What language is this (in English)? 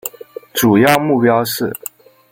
Chinese